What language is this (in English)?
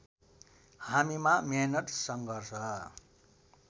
Nepali